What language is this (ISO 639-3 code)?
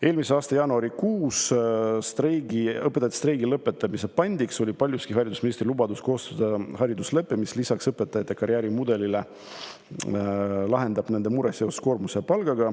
est